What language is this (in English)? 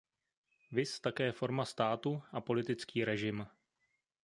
Czech